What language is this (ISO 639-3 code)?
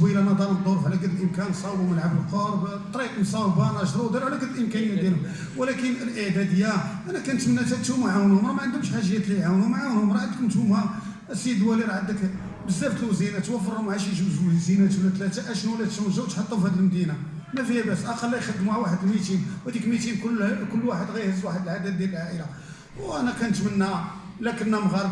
ara